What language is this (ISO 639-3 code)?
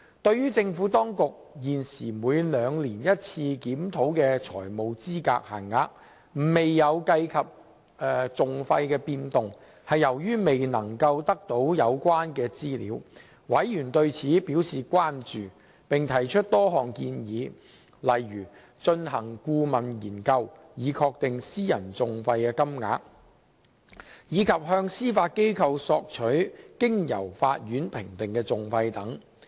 yue